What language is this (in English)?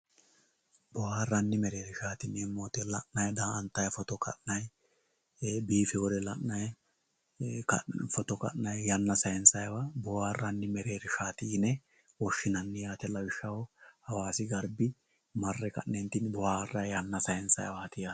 Sidamo